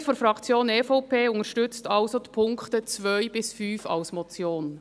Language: Swiss German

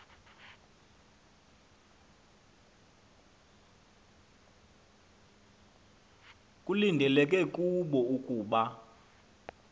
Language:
Xhosa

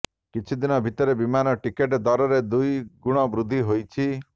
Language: Odia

